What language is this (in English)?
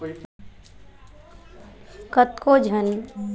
Chhattisgarhi